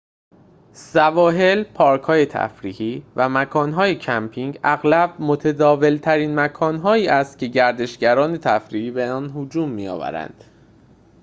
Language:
Persian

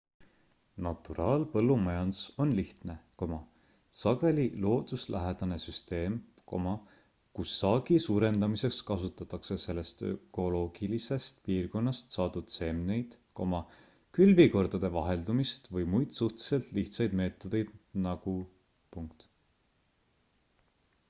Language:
Estonian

